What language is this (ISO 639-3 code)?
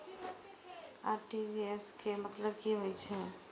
mai